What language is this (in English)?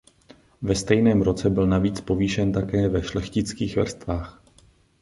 Czech